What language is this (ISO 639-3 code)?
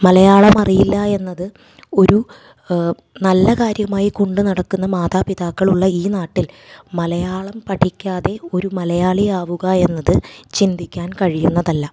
mal